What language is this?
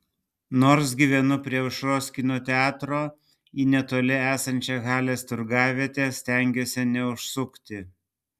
Lithuanian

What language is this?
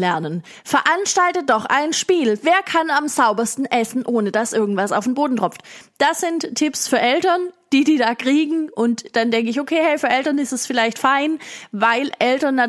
German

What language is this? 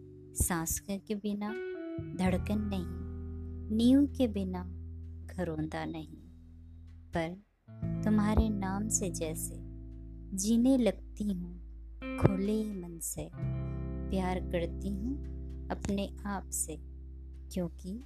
Hindi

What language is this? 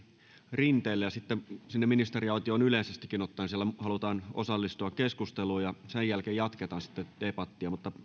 Finnish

